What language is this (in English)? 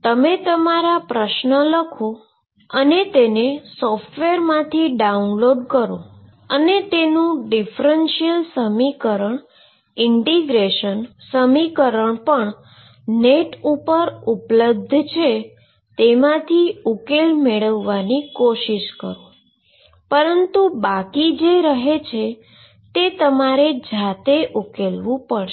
Gujarati